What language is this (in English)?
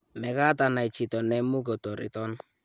Kalenjin